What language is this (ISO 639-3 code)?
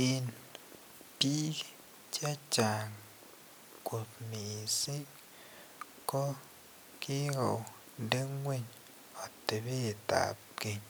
kln